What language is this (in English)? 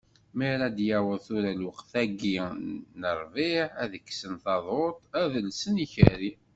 Kabyle